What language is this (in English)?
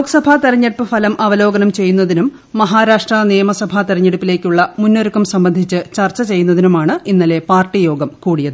Malayalam